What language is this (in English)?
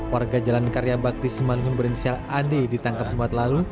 Indonesian